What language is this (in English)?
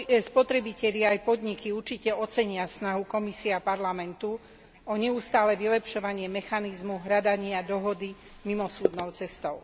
Slovak